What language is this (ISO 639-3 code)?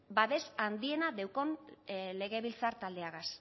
eus